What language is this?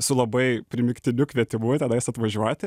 Lithuanian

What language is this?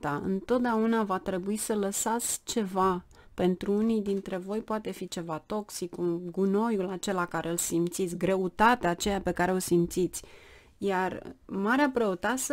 Romanian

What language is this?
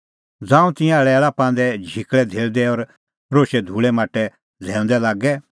Kullu Pahari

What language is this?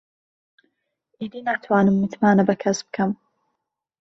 Central Kurdish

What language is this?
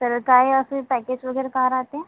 Marathi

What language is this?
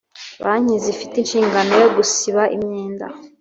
Kinyarwanda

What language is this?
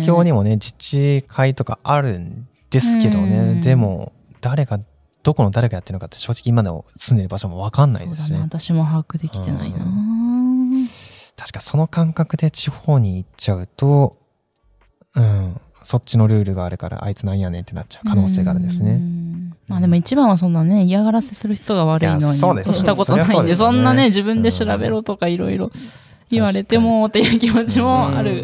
Japanese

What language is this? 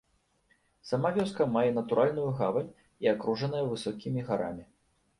Belarusian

